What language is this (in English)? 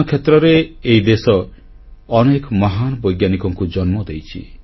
Odia